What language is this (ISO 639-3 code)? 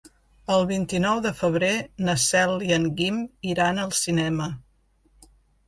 cat